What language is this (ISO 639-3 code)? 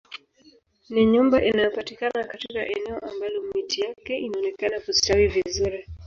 swa